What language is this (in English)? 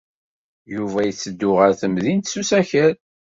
Kabyle